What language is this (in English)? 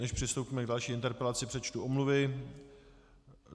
Czech